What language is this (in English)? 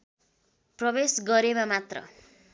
Nepali